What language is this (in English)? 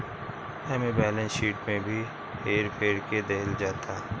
Bhojpuri